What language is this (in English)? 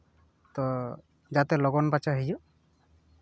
Santali